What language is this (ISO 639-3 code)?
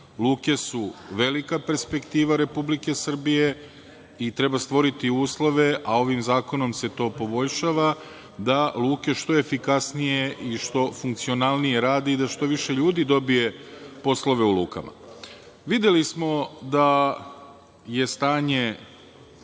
srp